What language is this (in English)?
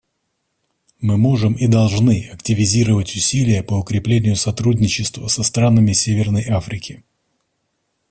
Russian